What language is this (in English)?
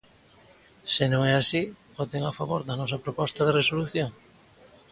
Galician